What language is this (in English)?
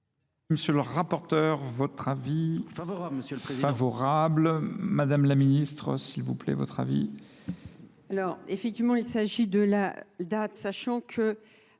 French